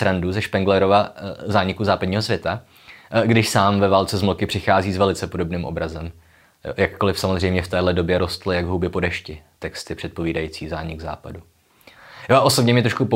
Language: Czech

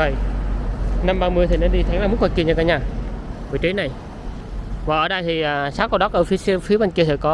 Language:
Vietnamese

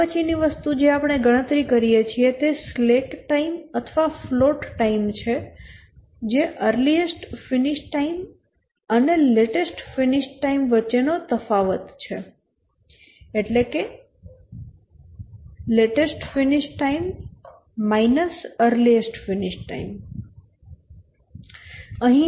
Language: Gujarati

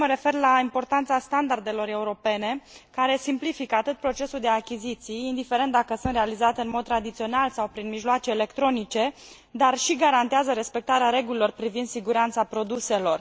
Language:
Romanian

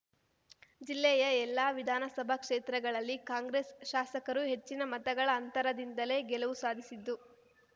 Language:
Kannada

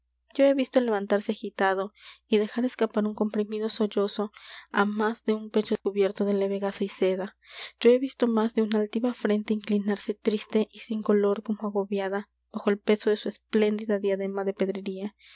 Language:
Spanish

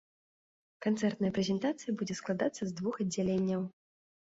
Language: Belarusian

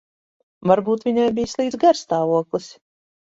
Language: Latvian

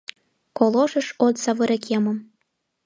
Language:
Mari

